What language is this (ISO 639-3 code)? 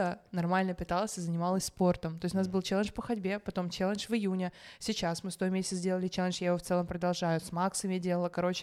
rus